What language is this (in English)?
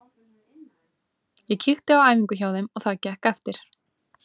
Icelandic